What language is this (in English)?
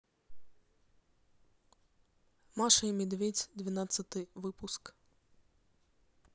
Russian